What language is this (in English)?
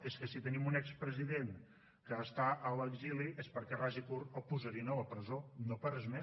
Catalan